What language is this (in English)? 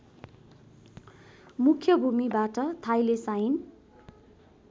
Nepali